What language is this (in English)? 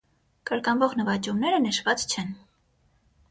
Armenian